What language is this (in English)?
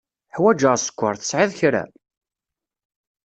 Kabyle